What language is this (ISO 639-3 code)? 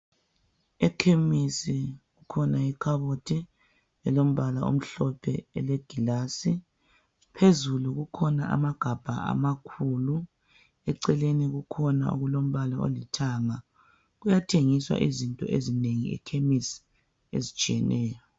nde